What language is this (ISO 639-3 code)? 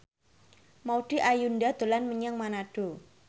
jav